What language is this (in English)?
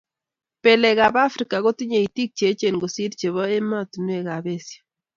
Kalenjin